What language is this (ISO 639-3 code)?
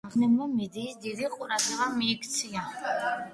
kat